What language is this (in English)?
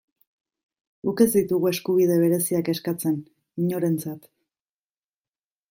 Basque